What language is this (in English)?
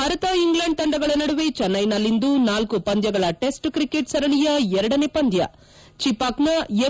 Kannada